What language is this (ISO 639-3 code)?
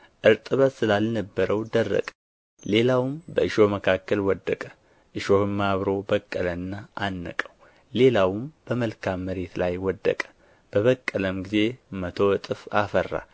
amh